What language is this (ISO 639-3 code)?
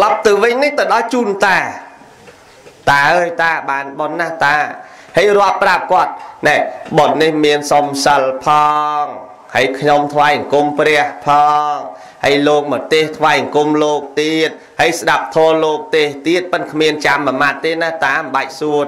vie